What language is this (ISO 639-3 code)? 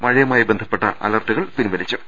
mal